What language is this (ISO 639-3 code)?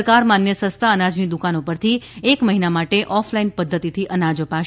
guj